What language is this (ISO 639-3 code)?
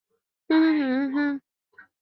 zho